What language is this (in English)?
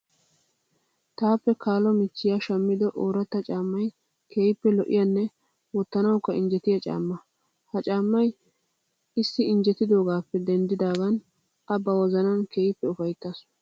Wolaytta